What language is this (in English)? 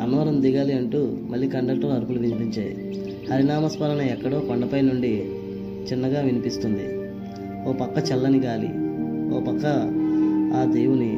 Telugu